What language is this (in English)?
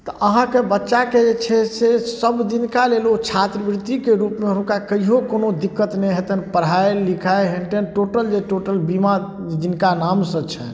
Maithili